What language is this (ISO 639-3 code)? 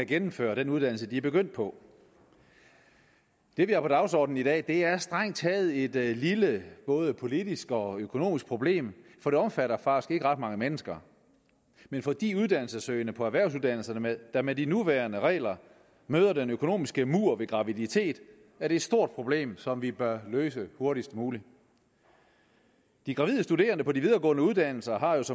dan